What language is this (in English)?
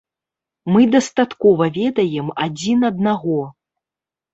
Belarusian